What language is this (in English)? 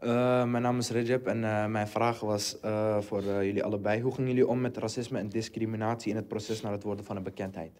Dutch